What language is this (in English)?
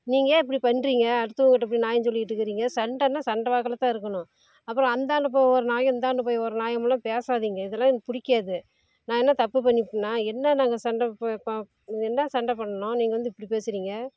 Tamil